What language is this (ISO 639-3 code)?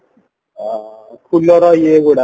ori